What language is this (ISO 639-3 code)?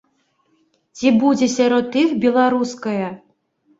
bel